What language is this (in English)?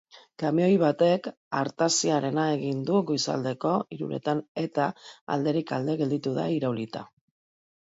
Basque